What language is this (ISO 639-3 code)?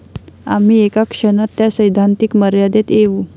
mar